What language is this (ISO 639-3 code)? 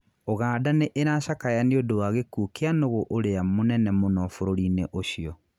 kik